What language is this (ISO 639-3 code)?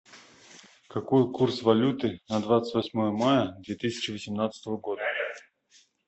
rus